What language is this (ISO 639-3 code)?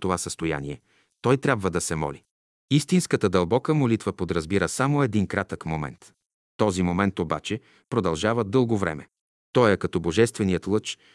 bul